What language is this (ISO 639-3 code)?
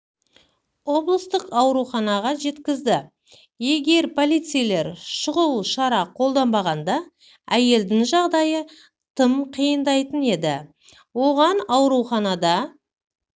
kaz